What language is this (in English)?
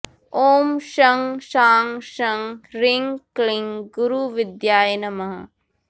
Sanskrit